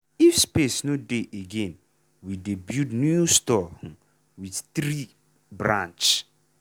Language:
Nigerian Pidgin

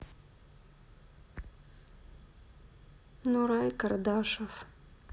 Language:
Russian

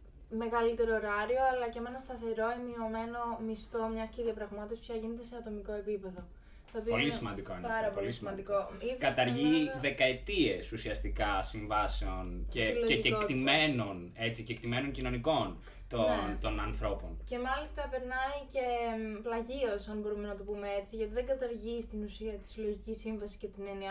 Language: Greek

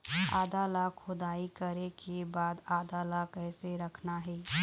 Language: Chhattisgarhi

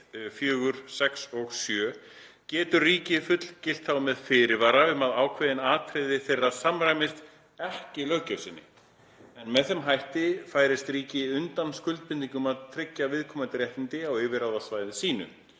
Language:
Icelandic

